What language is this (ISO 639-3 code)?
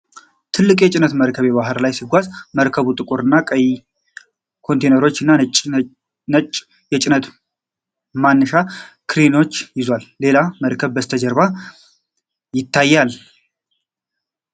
amh